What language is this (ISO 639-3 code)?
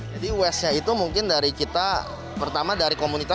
ind